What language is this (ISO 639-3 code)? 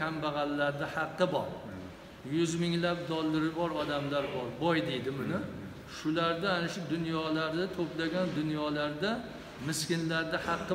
tur